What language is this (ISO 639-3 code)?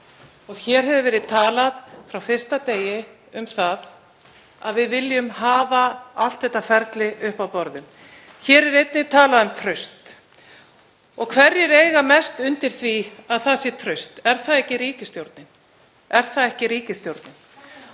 isl